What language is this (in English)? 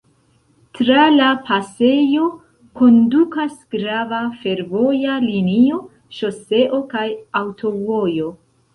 Esperanto